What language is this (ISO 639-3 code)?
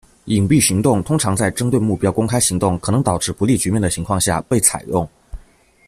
zho